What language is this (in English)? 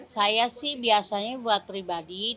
Indonesian